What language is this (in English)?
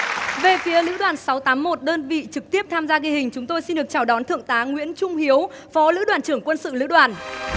Vietnamese